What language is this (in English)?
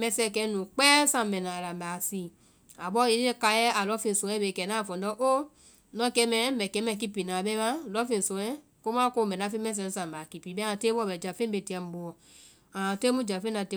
Vai